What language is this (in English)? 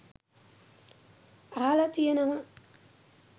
Sinhala